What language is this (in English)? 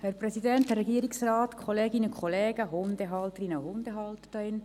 Swiss German